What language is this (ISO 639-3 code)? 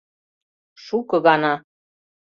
chm